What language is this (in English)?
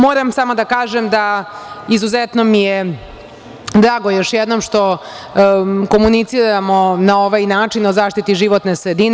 Serbian